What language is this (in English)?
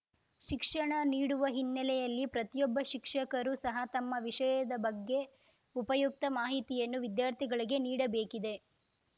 Kannada